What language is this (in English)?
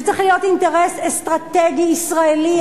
Hebrew